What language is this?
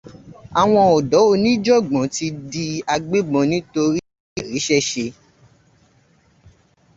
Yoruba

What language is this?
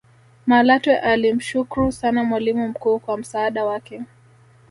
Swahili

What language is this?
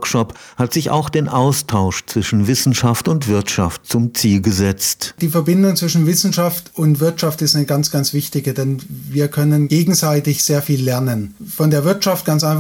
German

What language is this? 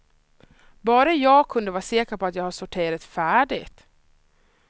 Swedish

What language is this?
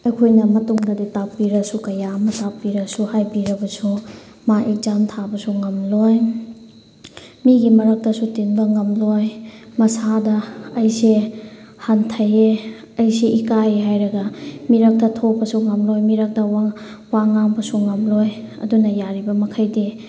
Manipuri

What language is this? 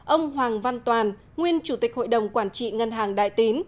Vietnamese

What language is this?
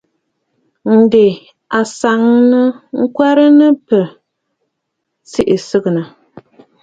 Bafut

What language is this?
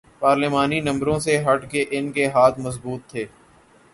Urdu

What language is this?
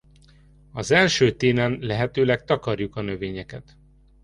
Hungarian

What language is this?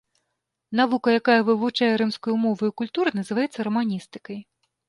Belarusian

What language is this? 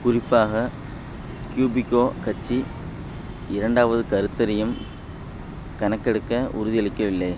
Tamil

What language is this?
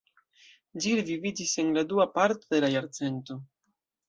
Esperanto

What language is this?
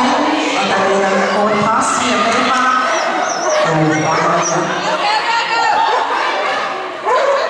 Thai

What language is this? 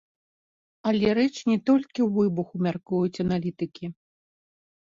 Belarusian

